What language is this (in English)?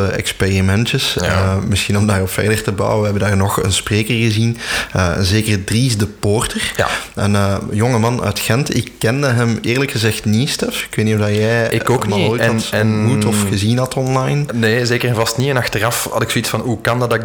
Dutch